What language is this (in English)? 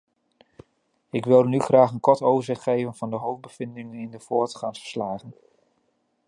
Dutch